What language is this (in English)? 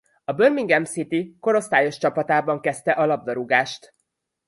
Hungarian